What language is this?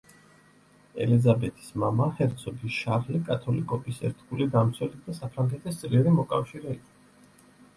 Georgian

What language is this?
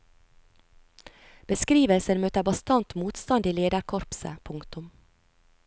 Norwegian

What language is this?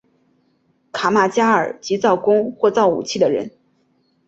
Chinese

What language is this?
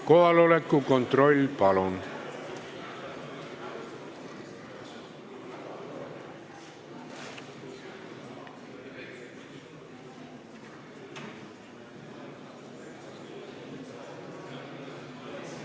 Estonian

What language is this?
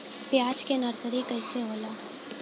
Bhojpuri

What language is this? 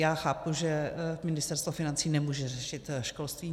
Czech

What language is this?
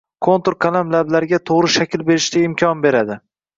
Uzbek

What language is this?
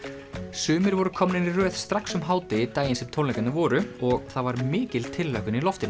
Icelandic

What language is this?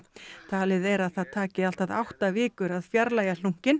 Icelandic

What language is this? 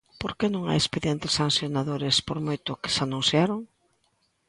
Galician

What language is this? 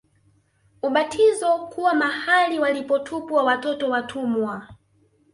Swahili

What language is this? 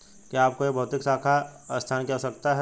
Hindi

